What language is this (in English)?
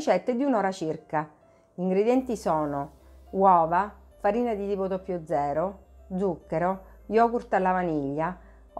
Italian